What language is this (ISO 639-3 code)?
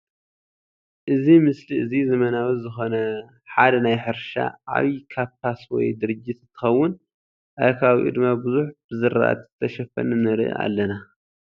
tir